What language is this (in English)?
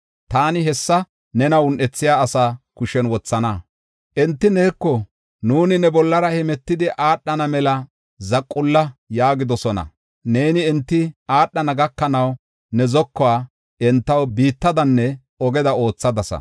Gofa